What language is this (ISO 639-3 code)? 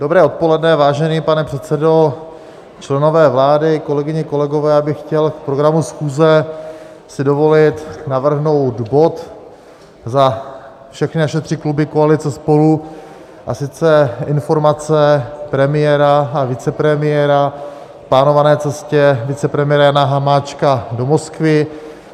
ces